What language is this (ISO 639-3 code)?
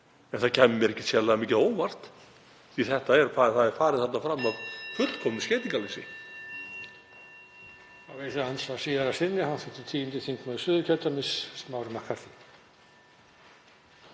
isl